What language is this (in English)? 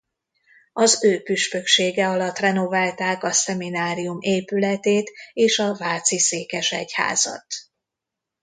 Hungarian